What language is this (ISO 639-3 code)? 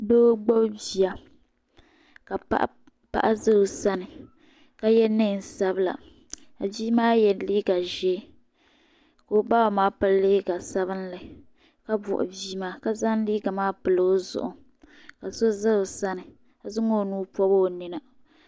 dag